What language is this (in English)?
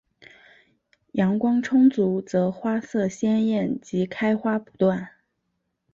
Chinese